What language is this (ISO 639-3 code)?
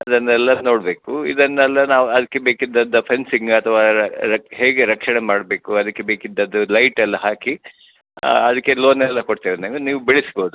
kan